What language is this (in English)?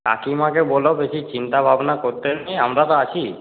Bangla